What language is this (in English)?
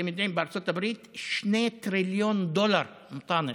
Hebrew